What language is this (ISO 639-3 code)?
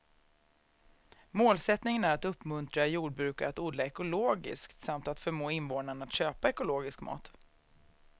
swe